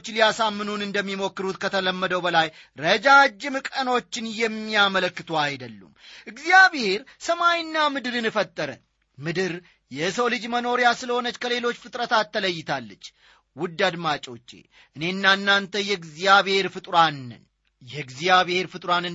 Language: Amharic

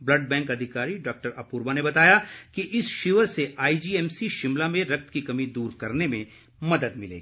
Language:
Hindi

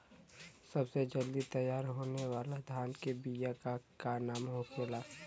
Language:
Bhojpuri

